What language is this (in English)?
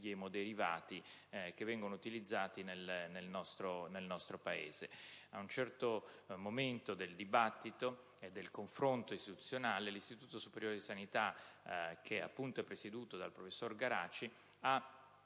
Italian